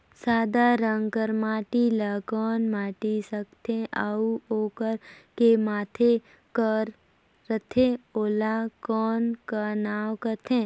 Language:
Chhattisgarhi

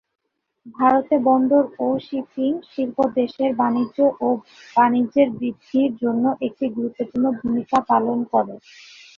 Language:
Bangla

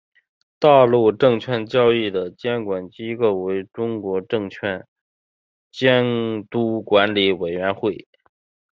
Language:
Chinese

